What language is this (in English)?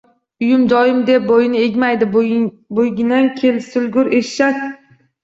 Uzbek